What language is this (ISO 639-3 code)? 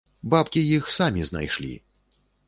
bel